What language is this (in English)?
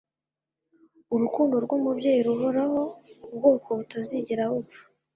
Kinyarwanda